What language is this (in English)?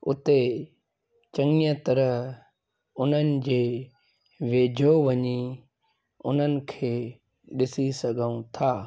Sindhi